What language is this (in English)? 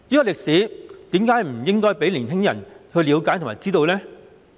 Cantonese